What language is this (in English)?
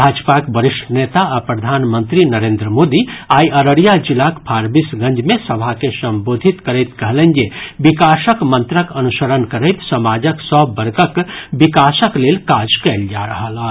Maithili